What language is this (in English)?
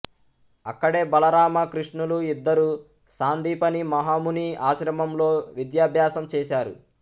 Telugu